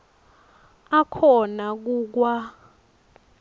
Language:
Swati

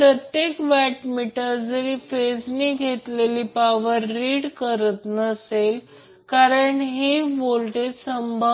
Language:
Marathi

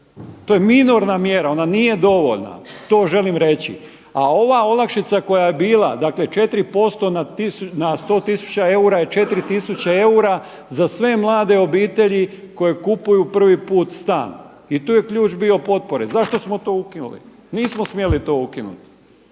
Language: Croatian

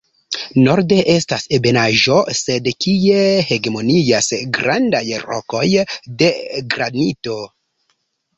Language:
Esperanto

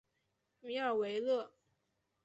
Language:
Chinese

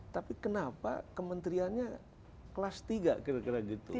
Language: Indonesian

